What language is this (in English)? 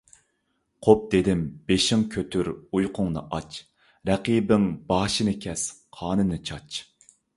Uyghur